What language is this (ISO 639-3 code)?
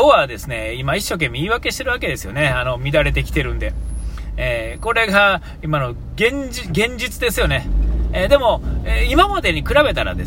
jpn